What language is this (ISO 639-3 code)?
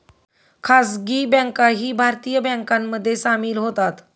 mar